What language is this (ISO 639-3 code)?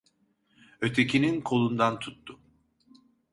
tur